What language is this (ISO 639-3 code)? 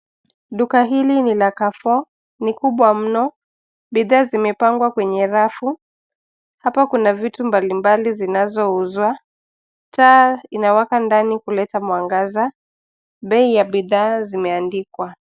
swa